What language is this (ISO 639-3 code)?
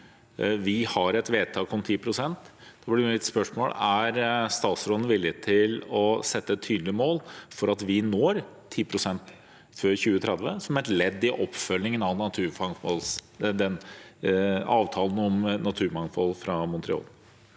nor